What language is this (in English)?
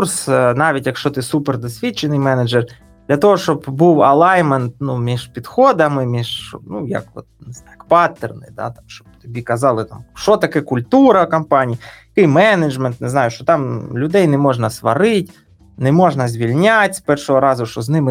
Ukrainian